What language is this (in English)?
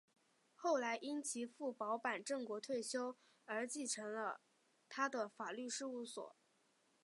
Chinese